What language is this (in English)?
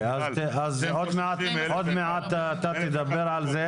Hebrew